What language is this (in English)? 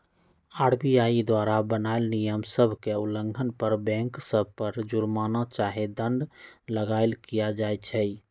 Magahi